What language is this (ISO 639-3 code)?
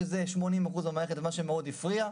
heb